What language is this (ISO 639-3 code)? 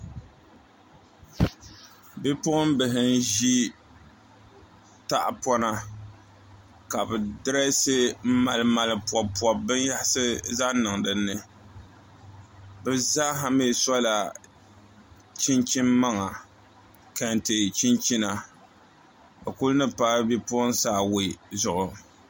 dag